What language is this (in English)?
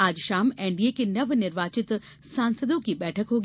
Hindi